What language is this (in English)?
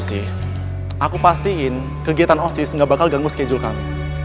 Indonesian